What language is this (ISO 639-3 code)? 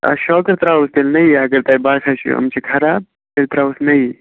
kas